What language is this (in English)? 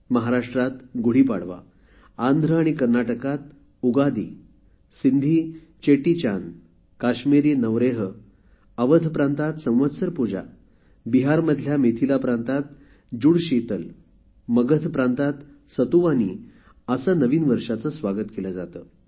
Marathi